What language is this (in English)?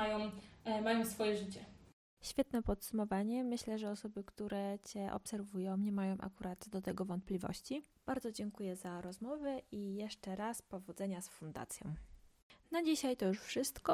Polish